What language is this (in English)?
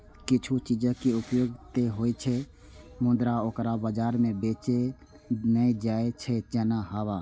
Maithili